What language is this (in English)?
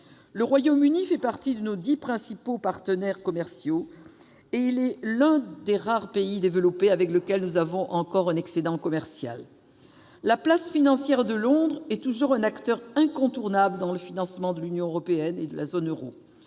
French